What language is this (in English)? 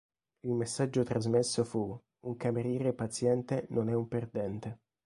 Italian